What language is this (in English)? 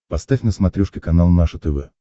Russian